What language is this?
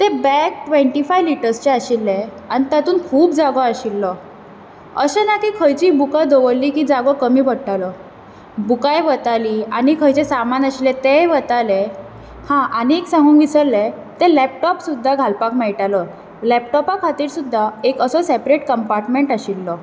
Konkani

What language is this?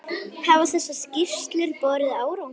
Icelandic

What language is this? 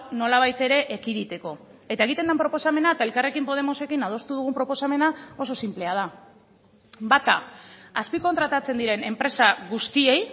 Basque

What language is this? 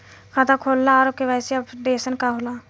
Bhojpuri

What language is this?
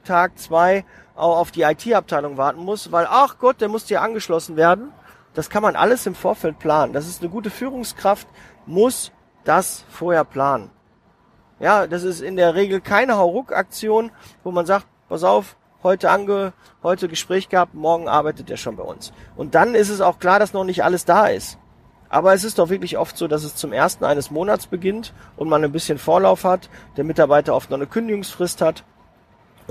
German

